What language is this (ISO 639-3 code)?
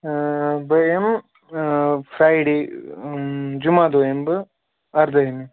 kas